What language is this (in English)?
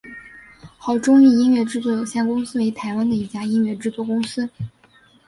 Chinese